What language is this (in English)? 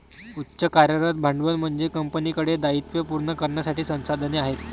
Marathi